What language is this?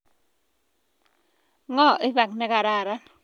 Kalenjin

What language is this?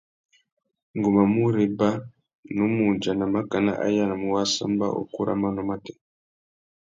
Tuki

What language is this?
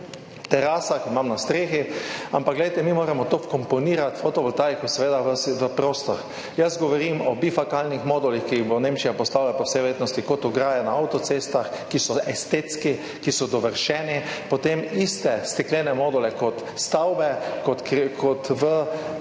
Slovenian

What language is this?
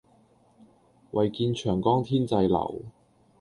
Cantonese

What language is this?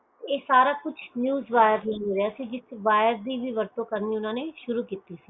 Punjabi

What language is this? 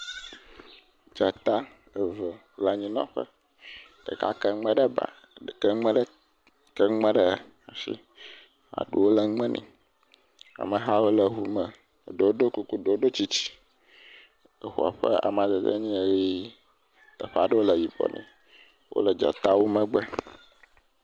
Ewe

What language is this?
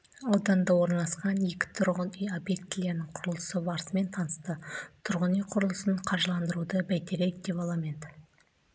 Kazakh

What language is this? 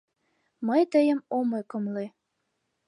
Mari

